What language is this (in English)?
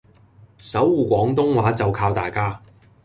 Cantonese